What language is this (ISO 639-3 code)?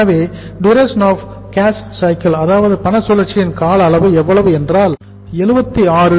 tam